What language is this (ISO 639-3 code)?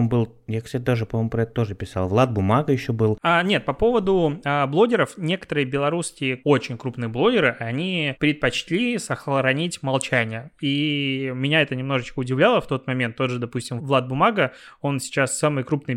rus